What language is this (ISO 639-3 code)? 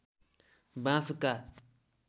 nep